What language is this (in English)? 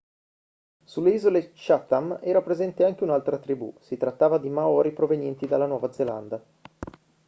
Italian